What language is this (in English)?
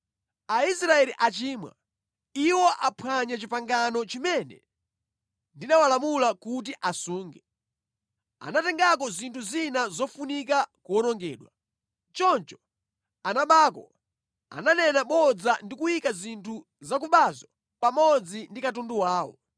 Nyanja